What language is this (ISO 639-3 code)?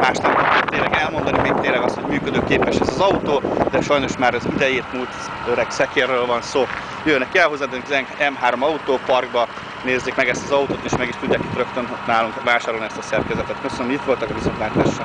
hun